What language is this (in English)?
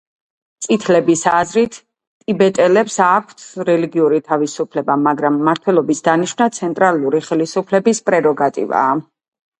Georgian